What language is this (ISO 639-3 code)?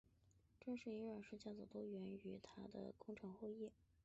zho